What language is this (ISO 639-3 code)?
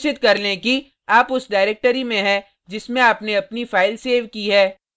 hin